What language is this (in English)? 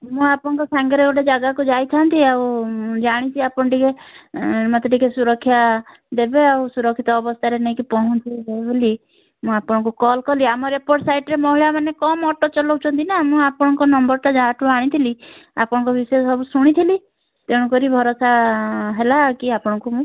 Odia